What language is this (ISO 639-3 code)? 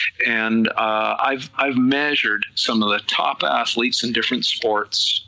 eng